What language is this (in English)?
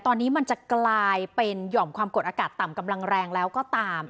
Thai